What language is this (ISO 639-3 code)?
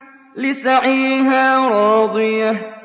ara